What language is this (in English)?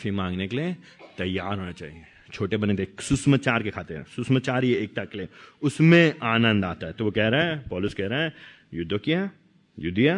Hindi